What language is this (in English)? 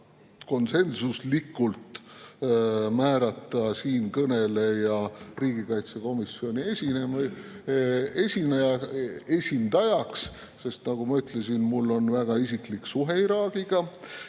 Estonian